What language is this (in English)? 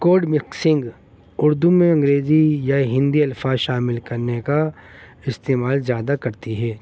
Urdu